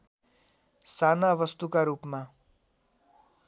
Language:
Nepali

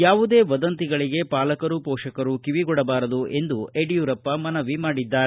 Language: Kannada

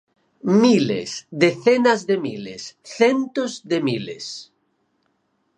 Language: Galician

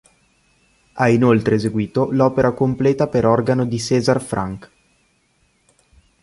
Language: Italian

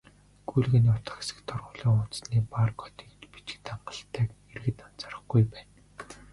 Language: Mongolian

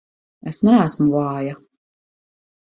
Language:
Latvian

